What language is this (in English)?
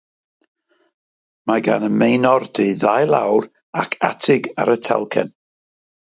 Welsh